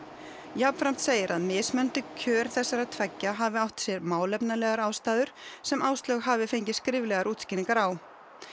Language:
Icelandic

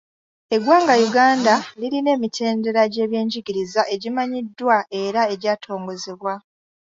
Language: Ganda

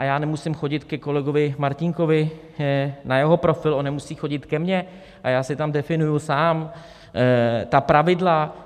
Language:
Czech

